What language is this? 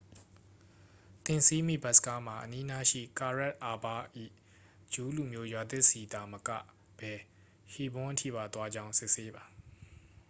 Burmese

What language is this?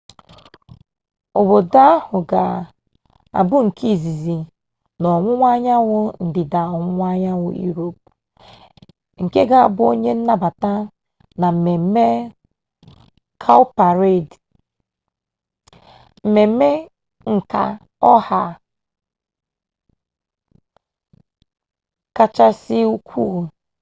Igbo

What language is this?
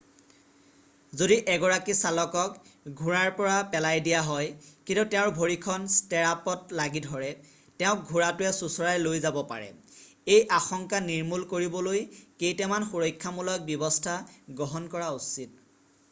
Assamese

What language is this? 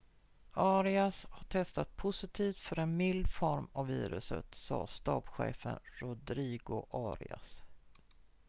Swedish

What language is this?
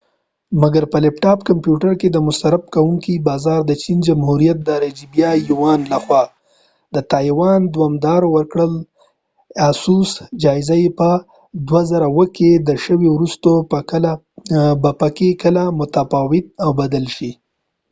Pashto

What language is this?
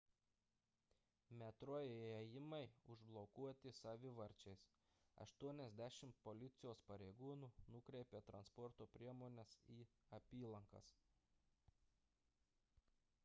Lithuanian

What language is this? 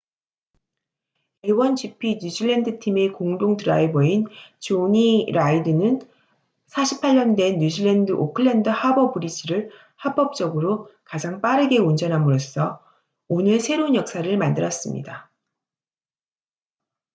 Korean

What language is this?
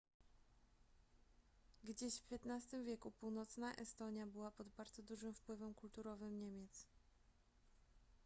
Polish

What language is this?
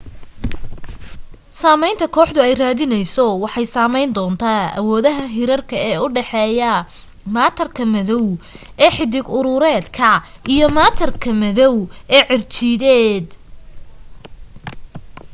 Somali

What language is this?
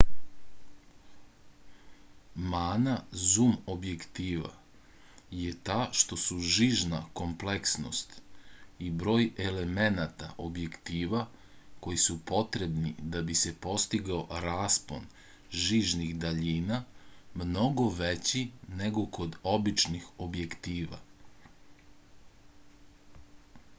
Serbian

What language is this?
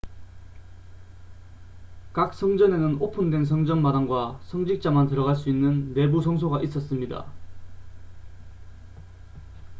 Korean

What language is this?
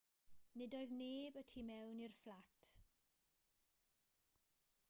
Welsh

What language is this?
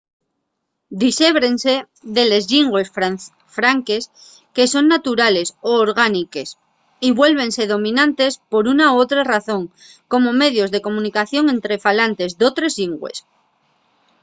Asturian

